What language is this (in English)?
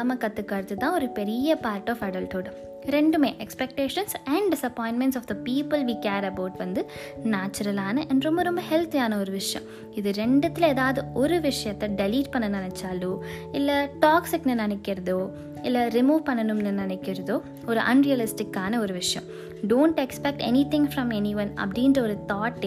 Tamil